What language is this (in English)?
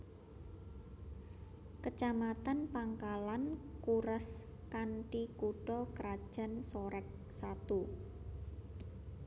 Javanese